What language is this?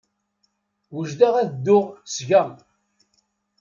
Kabyle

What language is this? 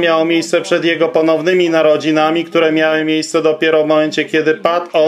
Polish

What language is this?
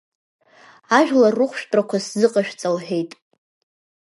Abkhazian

